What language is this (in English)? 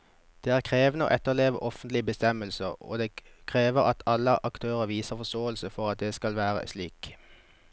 Norwegian